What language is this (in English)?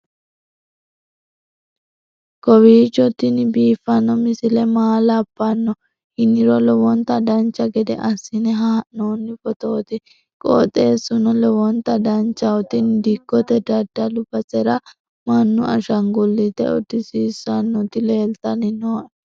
Sidamo